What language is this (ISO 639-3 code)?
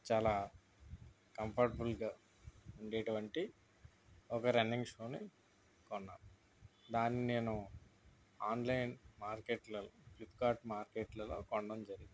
tel